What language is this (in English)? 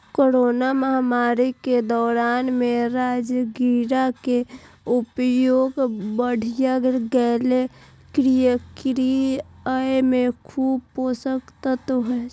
Maithili